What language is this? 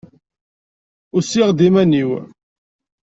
Kabyle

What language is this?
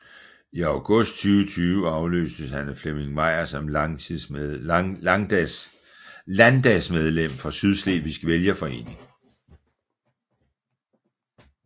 Danish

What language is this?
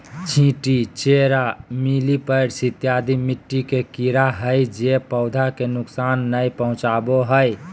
Magahi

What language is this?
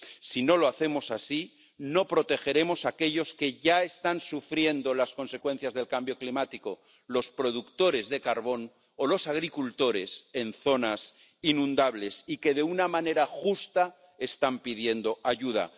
Spanish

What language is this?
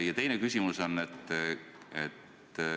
Estonian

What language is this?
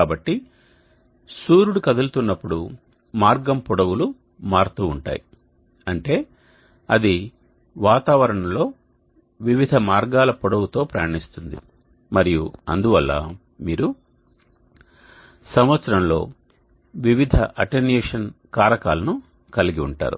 Telugu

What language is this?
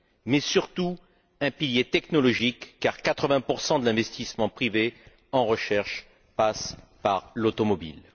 French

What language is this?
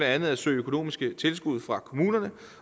Danish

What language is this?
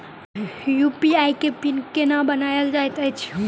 Maithili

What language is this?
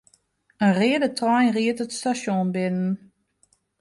Western Frisian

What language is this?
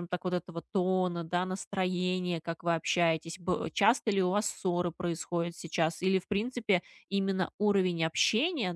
Russian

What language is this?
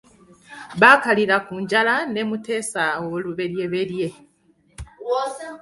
Ganda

